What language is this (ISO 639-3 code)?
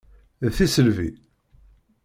kab